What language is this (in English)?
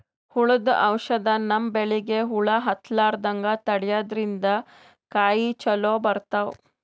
Kannada